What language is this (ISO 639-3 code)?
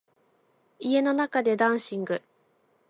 jpn